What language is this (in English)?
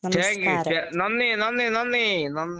Malayalam